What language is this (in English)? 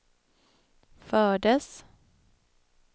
Swedish